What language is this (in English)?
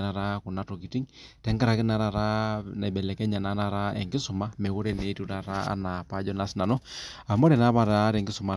Masai